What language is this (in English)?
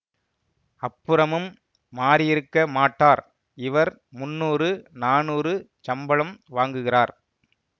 Tamil